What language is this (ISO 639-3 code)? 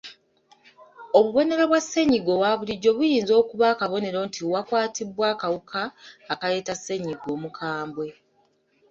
lug